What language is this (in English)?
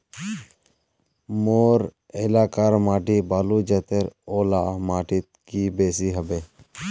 Magahi